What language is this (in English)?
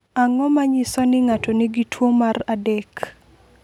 Luo (Kenya and Tanzania)